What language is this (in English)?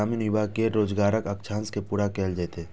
Maithili